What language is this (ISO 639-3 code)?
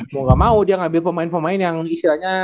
ind